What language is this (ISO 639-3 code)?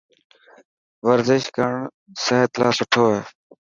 mki